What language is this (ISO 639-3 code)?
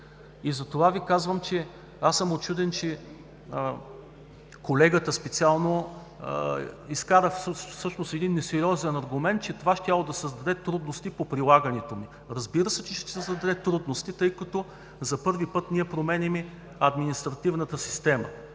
bul